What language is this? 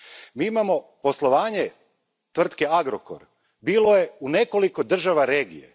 Croatian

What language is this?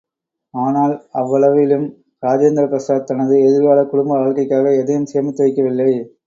Tamil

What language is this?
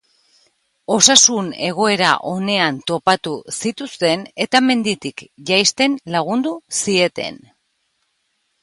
Basque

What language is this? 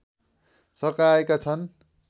Nepali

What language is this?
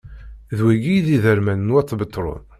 Kabyle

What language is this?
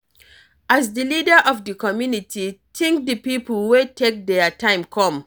Nigerian Pidgin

